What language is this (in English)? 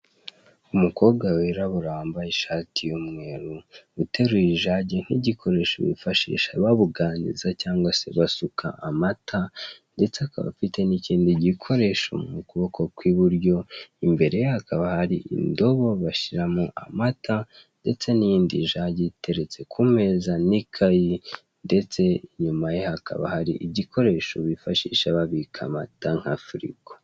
Kinyarwanda